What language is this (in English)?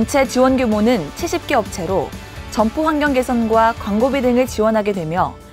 Korean